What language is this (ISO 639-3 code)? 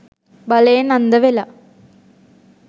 sin